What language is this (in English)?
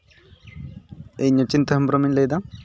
Santali